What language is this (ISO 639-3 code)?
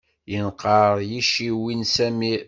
kab